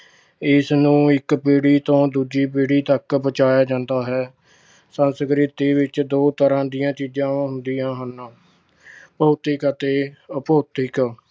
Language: Punjabi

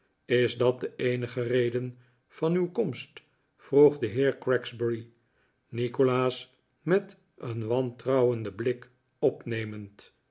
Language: Dutch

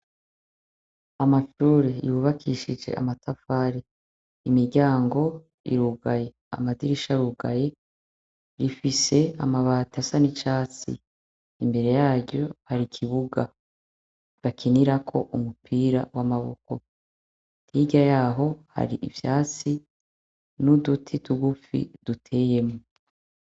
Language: Rundi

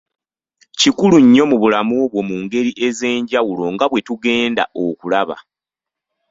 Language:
Ganda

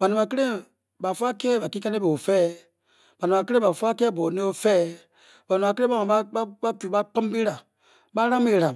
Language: Bokyi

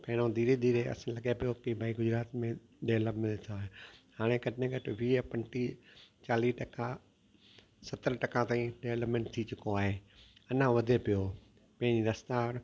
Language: Sindhi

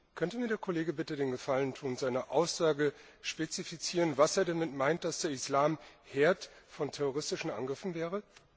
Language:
German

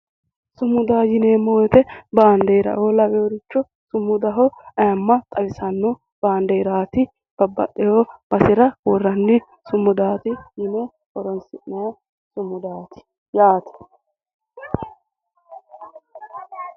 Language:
Sidamo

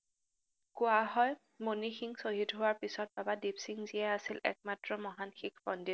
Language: Assamese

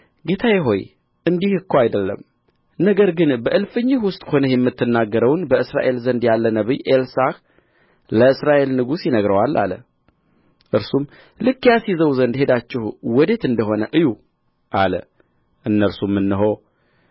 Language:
Amharic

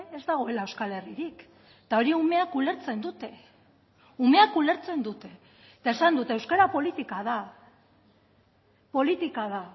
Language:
Basque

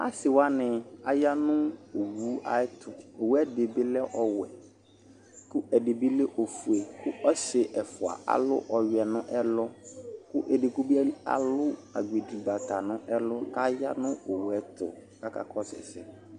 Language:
Ikposo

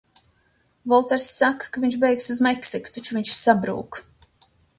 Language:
Latvian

